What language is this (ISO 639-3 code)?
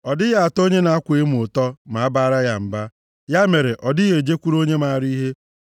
ibo